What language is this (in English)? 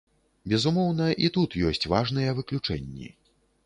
Belarusian